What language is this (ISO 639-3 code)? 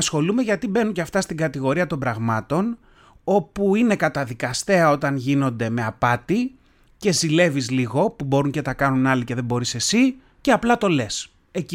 ell